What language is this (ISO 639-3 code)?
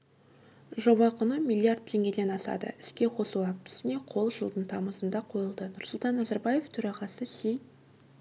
kaz